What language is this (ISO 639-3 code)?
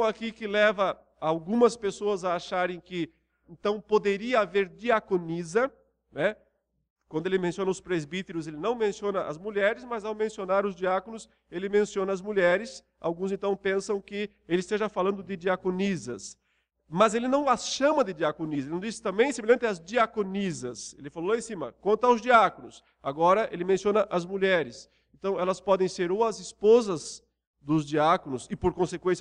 por